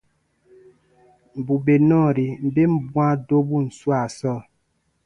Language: Baatonum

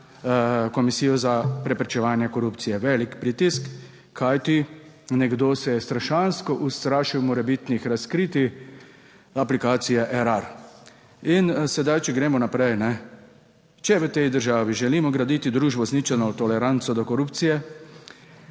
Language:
Slovenian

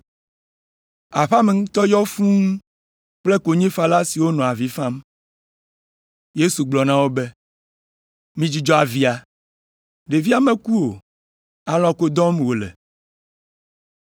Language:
Ewe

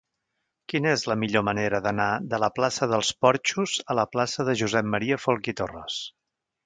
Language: Catalan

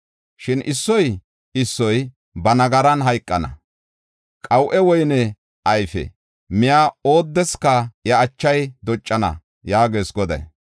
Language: Gofa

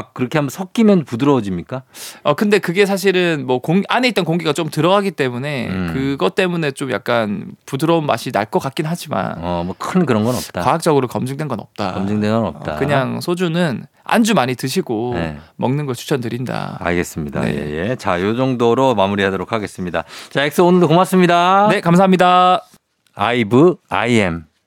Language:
Korean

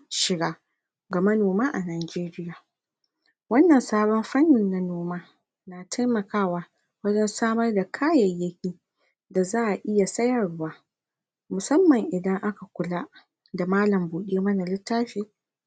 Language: Hausa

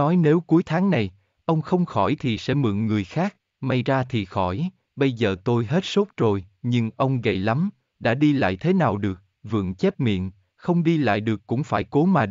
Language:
Vietnamese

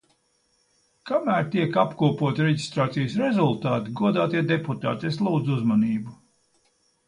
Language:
Latvian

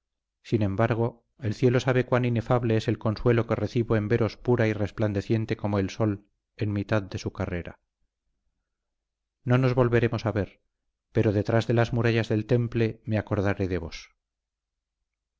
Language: Spanish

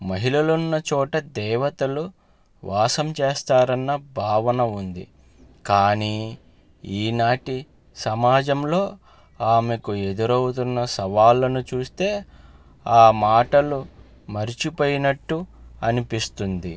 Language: Telugu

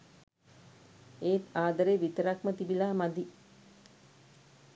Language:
Sinhala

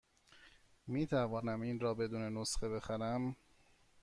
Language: Persian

